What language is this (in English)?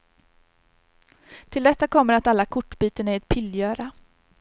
Swedish